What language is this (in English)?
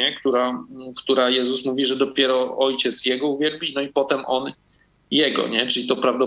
Polish